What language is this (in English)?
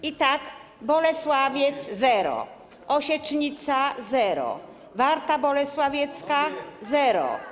Polish